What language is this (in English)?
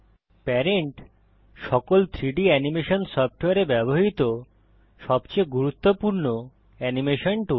Bangla